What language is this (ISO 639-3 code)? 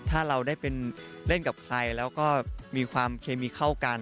tha